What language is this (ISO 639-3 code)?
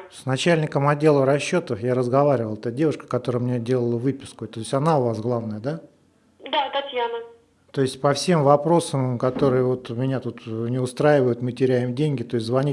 rus